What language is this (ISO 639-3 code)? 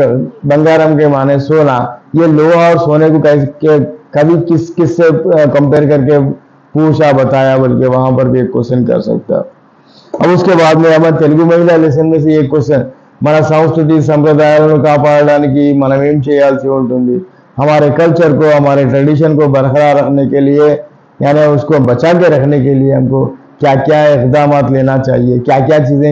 hin